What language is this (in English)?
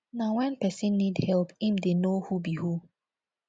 Nigerian Pidgin